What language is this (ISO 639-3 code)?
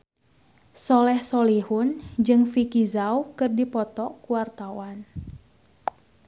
sun